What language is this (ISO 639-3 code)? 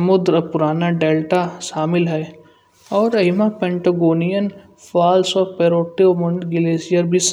bjj